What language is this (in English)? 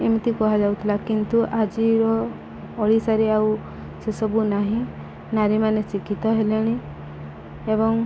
Odia